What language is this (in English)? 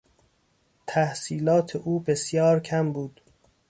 Persian